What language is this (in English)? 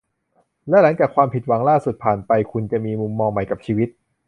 Thai